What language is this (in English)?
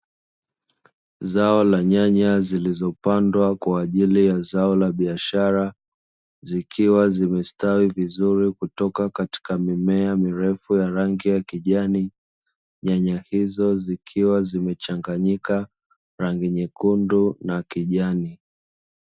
Swahili